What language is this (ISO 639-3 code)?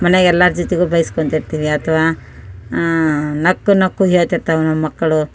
kan